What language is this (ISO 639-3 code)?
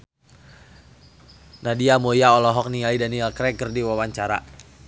sun